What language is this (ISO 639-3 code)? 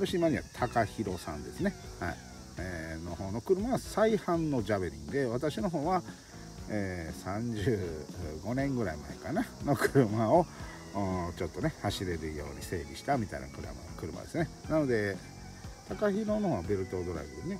jpn